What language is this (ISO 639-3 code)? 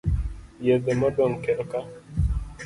luo